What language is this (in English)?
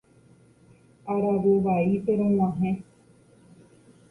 Guarani